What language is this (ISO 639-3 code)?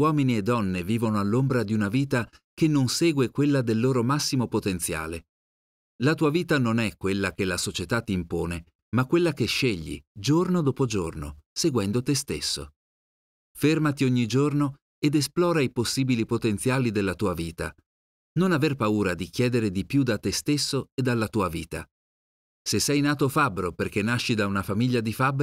ita